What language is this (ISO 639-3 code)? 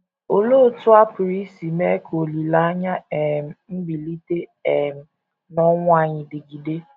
ibo